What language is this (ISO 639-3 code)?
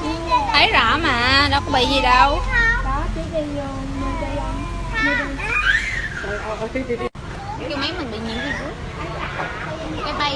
vie